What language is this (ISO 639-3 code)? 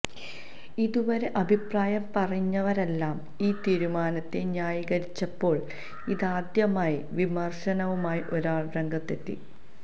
mal